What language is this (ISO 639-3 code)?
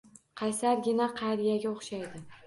uzb